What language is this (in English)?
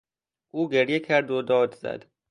Persian